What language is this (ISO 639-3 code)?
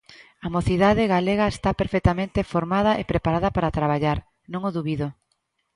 glg